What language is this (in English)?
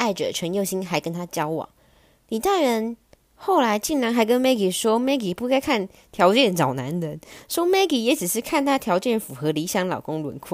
Chinese